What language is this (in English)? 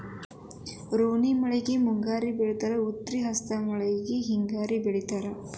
Kannada